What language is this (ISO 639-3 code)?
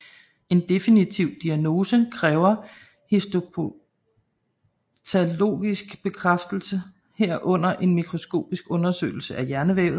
dan